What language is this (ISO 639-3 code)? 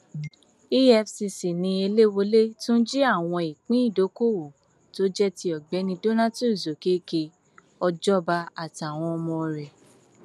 yor